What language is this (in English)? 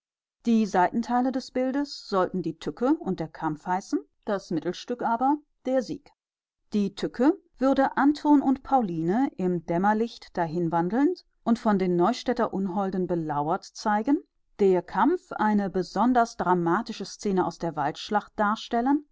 German